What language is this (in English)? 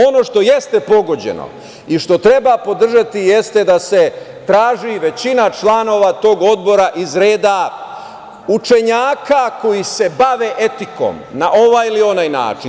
Serbian